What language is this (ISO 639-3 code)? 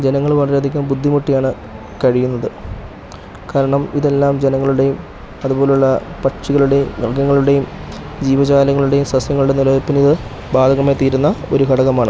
mal